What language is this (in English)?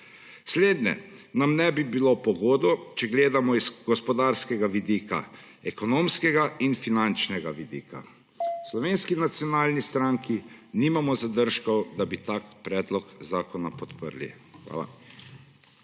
Slovenian